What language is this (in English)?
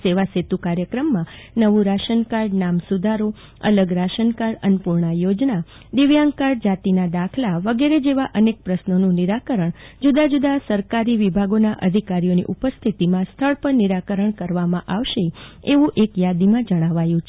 Gujarati